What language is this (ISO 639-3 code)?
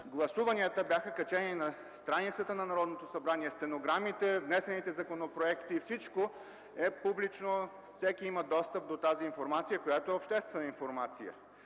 bul